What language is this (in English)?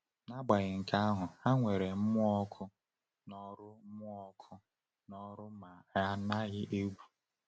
Igbo